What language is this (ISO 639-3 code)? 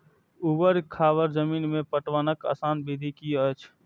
mai